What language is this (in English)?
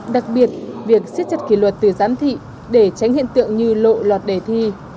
Vietnamese